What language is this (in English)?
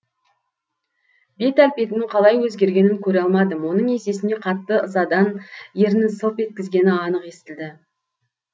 Kazakh